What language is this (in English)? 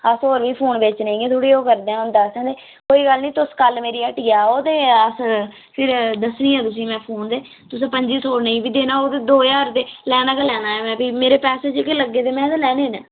Dogri